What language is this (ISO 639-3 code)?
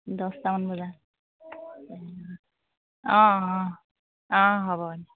asm